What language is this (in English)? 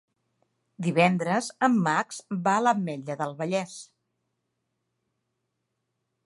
Catalan